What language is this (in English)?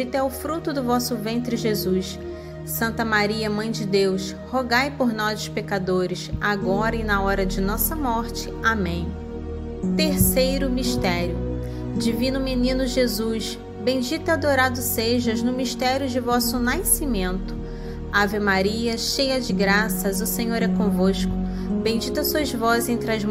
Portuguese